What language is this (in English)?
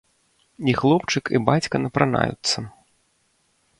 Belarusian